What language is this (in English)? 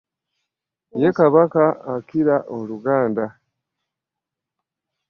Ganda